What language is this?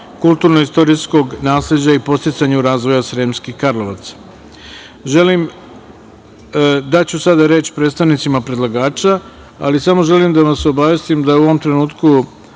Serbian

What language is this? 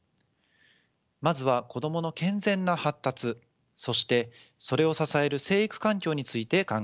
Japanese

